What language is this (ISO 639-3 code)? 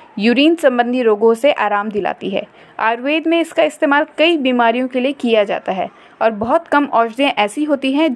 hin